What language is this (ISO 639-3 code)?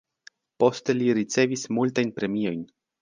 epo